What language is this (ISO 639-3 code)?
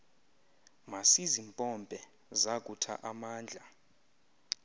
xho